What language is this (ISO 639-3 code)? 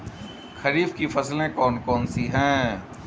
hin